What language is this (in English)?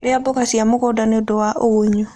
Kikuyu